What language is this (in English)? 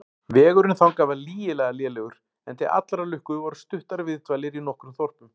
Icelandic